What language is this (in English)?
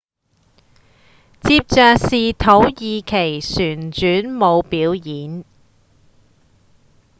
Cantonese